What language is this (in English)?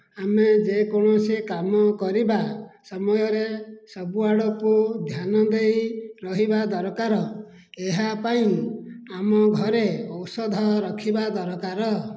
Odia